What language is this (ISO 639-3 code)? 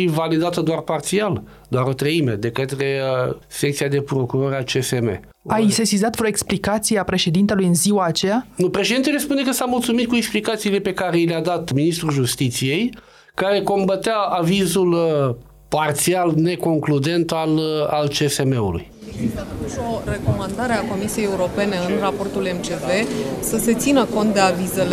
ron